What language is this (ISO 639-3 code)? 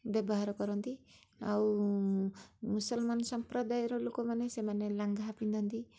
ori